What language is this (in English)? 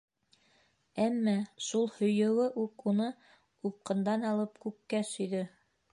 Bashkir